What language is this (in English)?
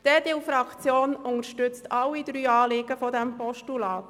Swiss German